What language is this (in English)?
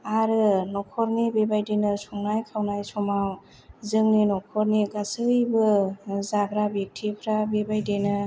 Bodo